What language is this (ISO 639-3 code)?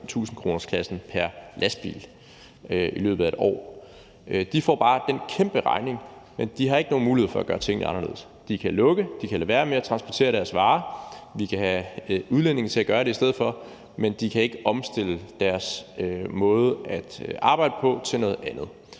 dan